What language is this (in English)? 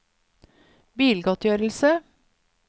Norwegian